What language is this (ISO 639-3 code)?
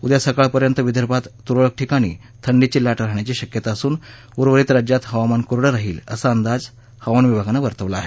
mar